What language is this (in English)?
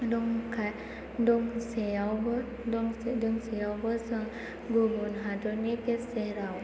Bodo